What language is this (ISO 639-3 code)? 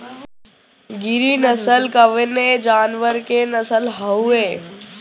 bho